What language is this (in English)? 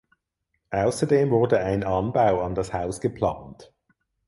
German